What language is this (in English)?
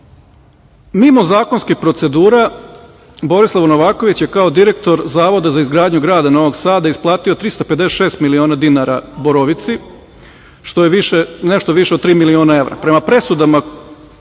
Serbian